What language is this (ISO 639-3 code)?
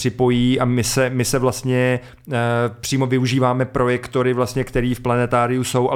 ces